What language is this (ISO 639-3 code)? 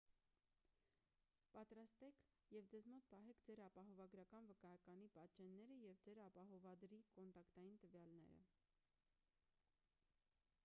hye